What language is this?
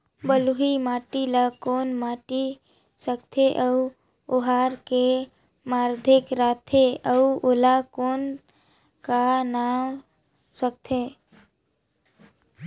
Chhattisgarhi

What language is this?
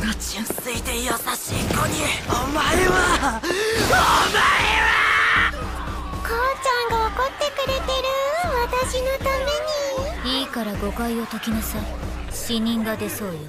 Japanese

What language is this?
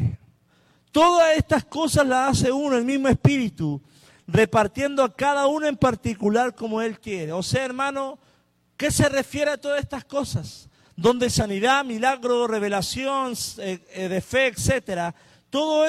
Spanish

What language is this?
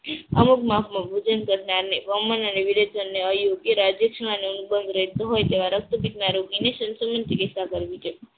Gujarati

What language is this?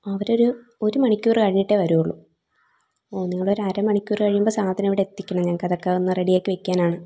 Malayalam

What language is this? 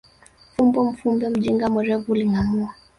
Swahili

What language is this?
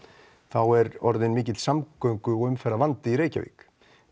Icelandic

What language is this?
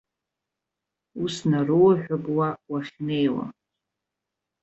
Abkhazian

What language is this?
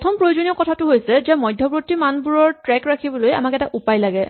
Assamese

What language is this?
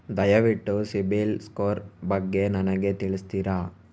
Kannada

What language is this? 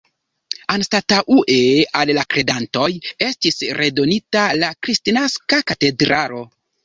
Esperanto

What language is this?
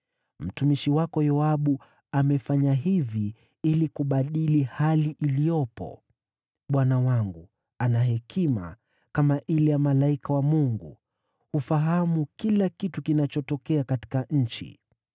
Swahili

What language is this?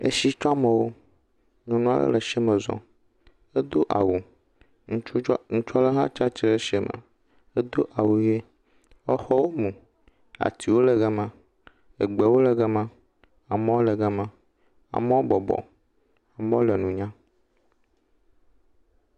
Ewe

